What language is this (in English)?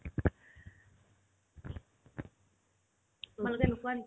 Assamese